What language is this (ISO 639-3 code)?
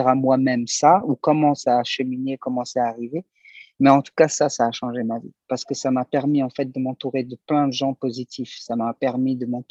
fra